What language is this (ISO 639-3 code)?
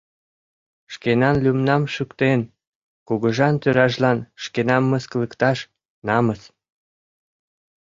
chm